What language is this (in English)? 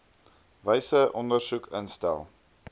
Afrikaans